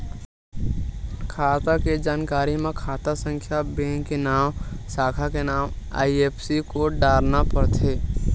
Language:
Chhattisgarhi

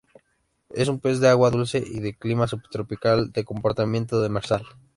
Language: Spanish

